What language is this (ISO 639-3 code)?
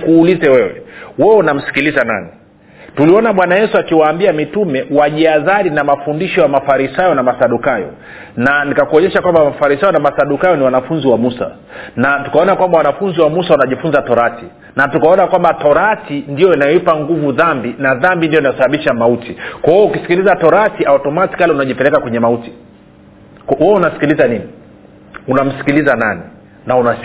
swa